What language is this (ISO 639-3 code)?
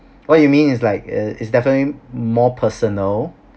eng